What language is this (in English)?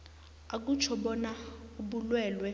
South Ndebele